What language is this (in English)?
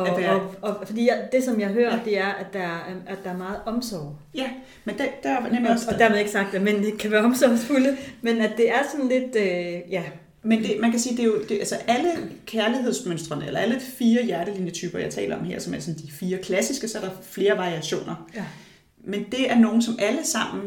Danish